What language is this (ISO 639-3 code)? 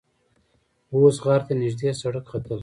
pus